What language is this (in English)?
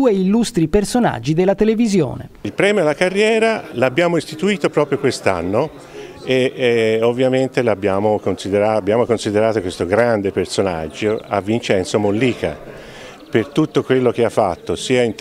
Italian